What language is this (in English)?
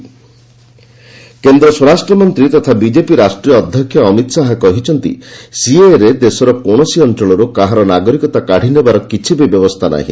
Odia